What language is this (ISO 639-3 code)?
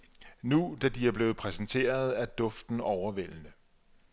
dan